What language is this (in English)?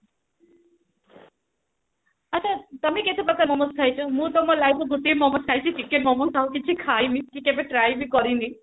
Odia